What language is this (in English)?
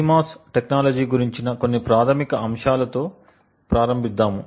Telugu